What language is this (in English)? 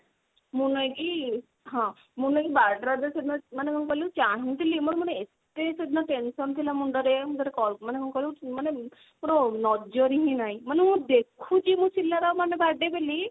Odia